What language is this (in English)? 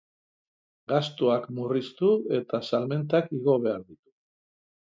Basque